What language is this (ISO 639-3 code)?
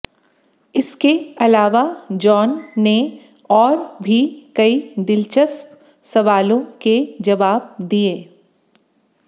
hin